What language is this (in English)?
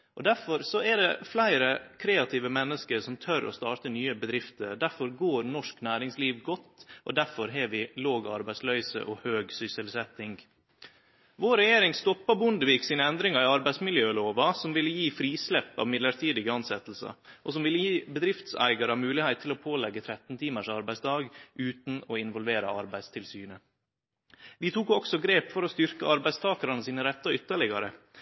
Norwegian Nynorsk